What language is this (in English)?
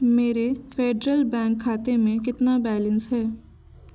Hindi